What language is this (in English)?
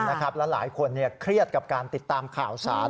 Thai